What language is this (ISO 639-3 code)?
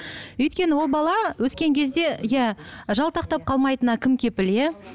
kaz